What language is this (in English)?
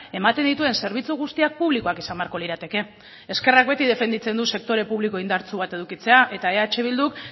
Basque